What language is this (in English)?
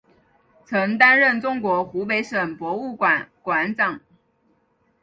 Chinese